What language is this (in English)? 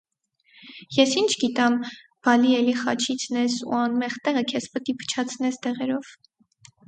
Armenian